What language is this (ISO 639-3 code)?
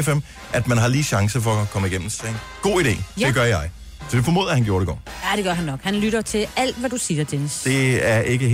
dan